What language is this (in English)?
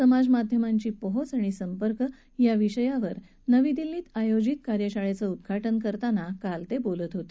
Marathi